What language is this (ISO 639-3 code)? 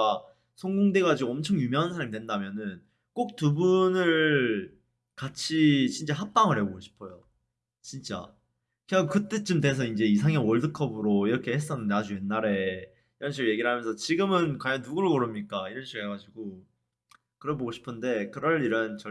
kor